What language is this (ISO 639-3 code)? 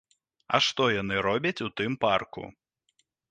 bel